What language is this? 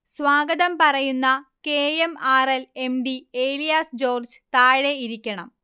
Malayalam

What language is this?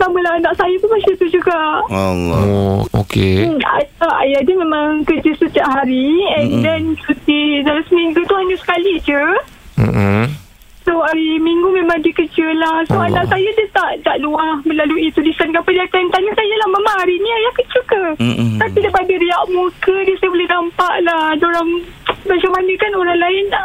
Malay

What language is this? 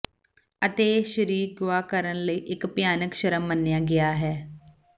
Punjabi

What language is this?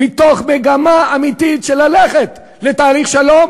Hebrew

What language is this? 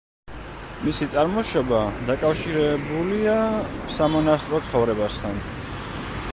Georgian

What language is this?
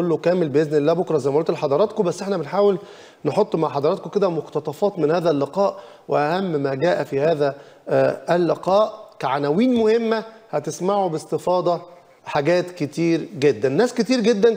Arabic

